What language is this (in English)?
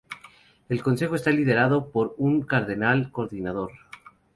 Spanish